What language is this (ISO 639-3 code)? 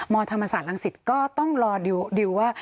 tha